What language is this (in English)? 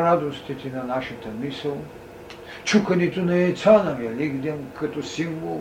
Bulgarian